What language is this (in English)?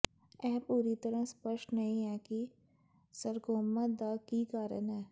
Punjabi